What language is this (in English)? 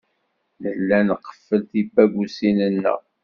Kabyle